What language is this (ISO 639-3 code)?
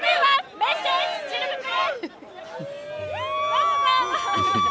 jpn